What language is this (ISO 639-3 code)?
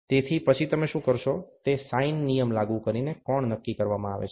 guj